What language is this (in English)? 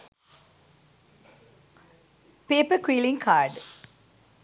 Sinhala